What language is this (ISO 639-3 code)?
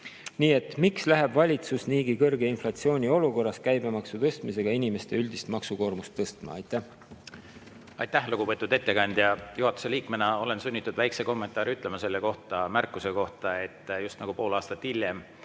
est